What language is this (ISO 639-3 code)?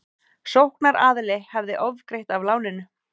isl